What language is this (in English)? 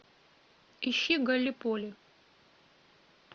Russian